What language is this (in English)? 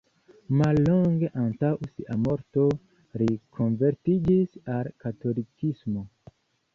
Esperanto